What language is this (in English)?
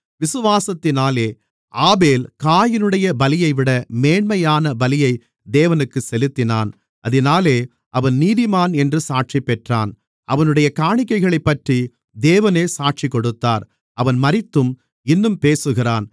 Tamil